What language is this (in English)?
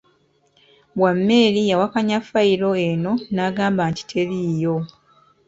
Ganda